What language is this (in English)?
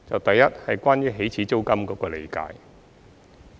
Cantonese